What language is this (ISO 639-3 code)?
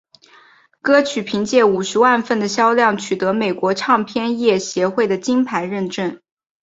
zho